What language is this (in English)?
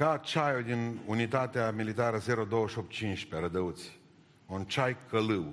Romanian